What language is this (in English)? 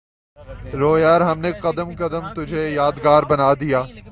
Urdu